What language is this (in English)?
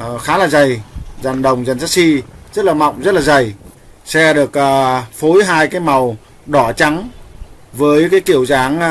Vietnamese